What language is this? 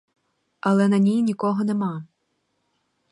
Ukrainian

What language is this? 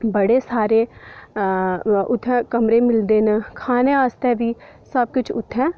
Dogri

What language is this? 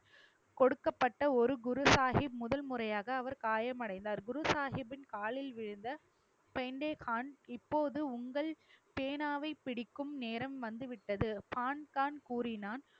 Tamil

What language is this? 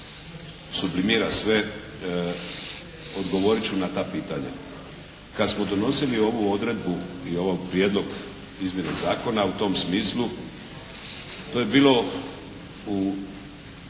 Croatian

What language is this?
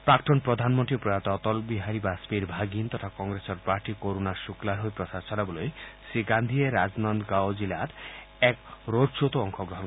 Assamese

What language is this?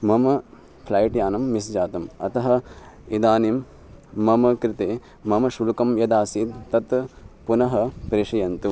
Sanskrit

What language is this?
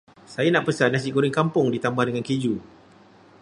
Malay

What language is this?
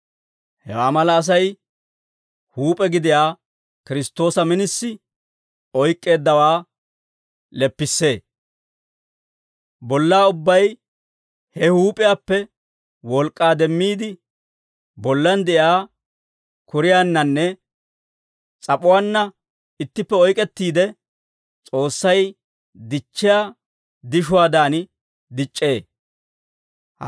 Dawro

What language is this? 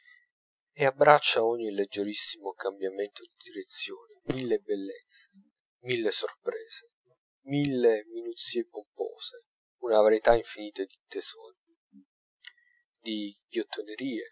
Italian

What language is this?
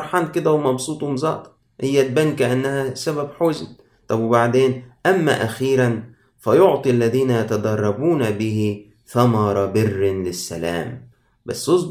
Arabic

